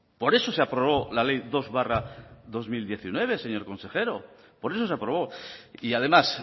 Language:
Spanish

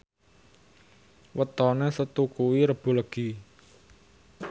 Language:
Javanese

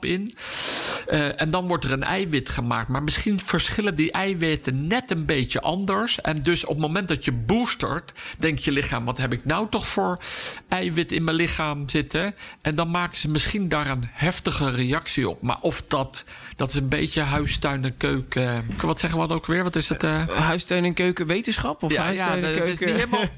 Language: Dutch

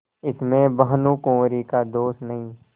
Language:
Hindi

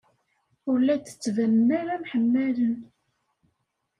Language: Kabyle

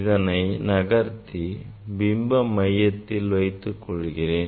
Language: Tamil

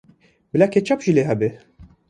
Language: Kurdish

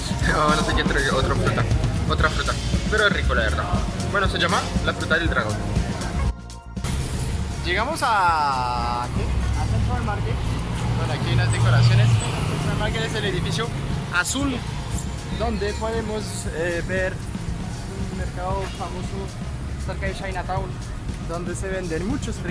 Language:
Spanish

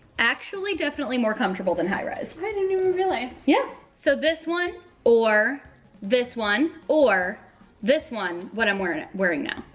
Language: English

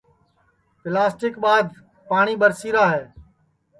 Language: Sansi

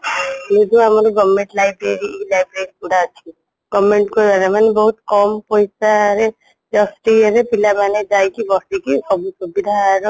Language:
Odia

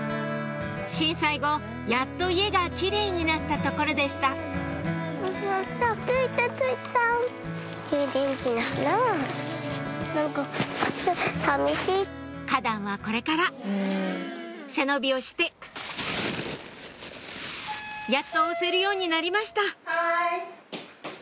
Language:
Japanese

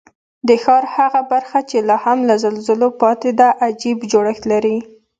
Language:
Pashto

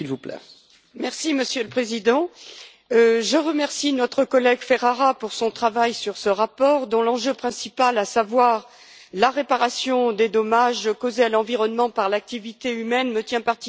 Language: French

